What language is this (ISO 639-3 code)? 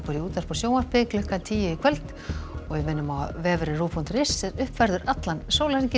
isl